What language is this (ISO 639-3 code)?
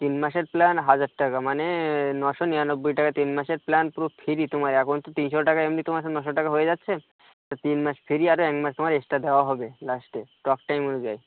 ben